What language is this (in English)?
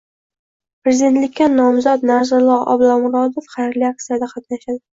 Uzbek